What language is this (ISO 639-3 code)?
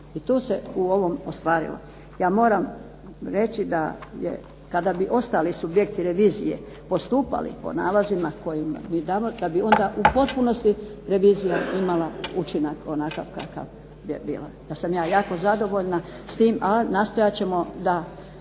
hrv